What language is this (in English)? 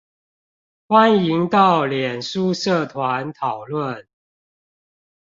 Chinese